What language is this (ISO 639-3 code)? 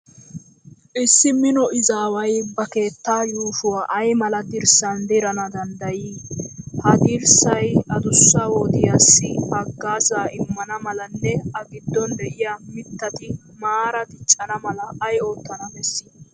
wal